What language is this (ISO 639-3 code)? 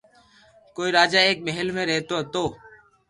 lrk